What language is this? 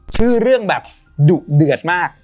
Thai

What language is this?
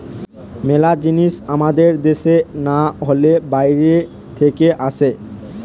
Bangla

